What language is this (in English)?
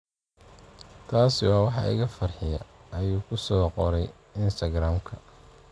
Somali